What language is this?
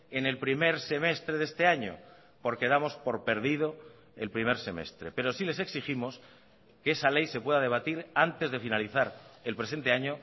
Spanish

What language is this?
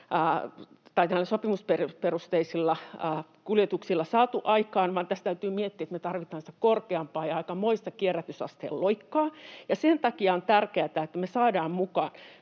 Finnish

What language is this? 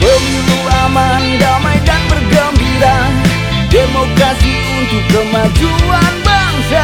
Indonesian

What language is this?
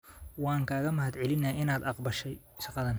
Somali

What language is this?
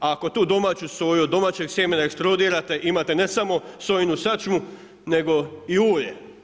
Croatian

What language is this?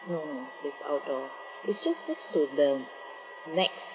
English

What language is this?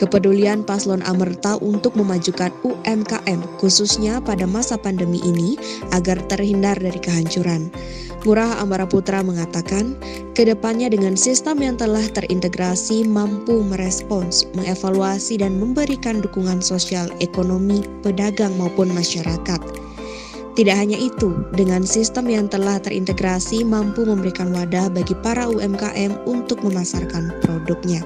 Indonesian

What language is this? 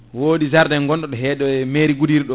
Fula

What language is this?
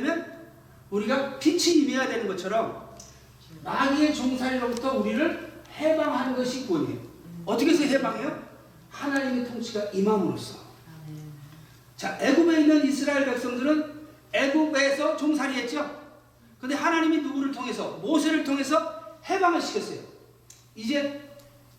Korean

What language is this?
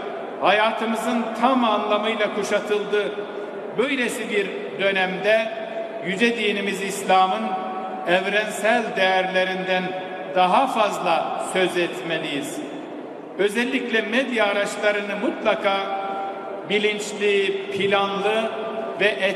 Turkish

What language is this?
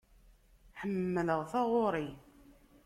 Kabyle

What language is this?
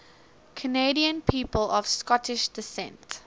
English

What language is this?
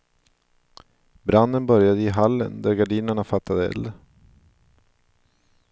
Swedish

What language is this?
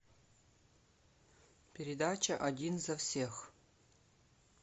Russian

